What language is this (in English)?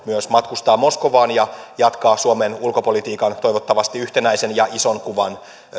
Finnish